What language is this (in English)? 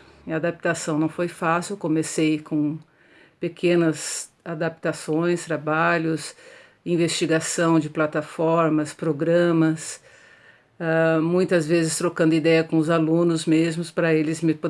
Portuguese